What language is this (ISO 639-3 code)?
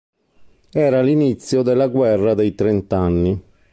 ita